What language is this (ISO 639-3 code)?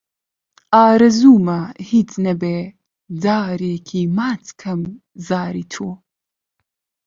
ckb